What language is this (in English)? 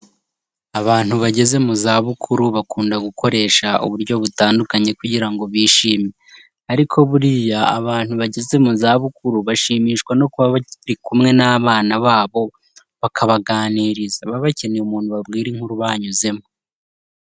Kinyarwanda